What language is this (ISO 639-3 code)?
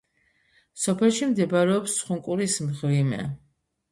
kat